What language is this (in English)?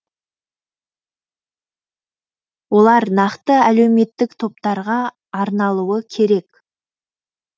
Kazakh